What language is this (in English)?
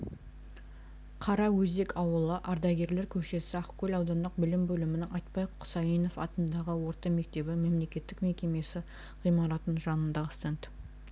Kazakh